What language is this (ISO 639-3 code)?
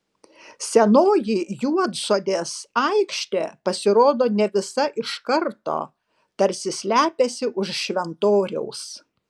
lit